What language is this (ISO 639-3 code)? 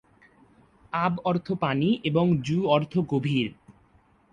ben